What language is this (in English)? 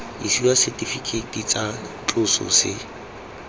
Tswana